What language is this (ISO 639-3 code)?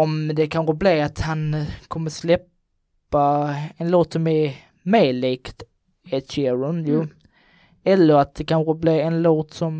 swe